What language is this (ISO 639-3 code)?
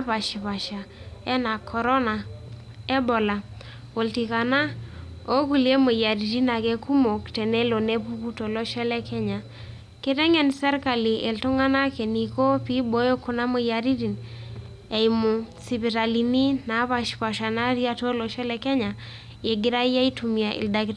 mas